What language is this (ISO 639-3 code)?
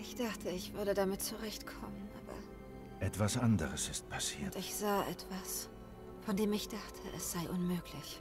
deu